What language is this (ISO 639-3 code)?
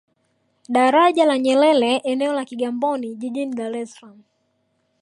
swa